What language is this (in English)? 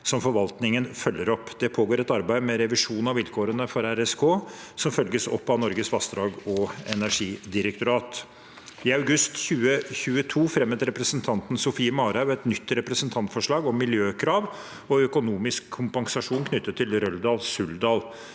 Norwegian